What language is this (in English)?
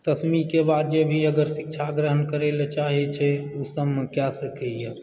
Maithili